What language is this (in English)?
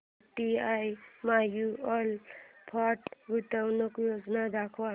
Marathi